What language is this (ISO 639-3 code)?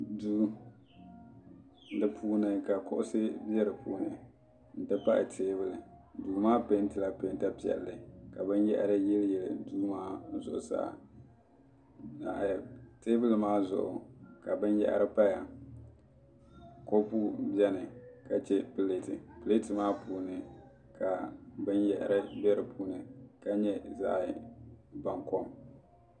dag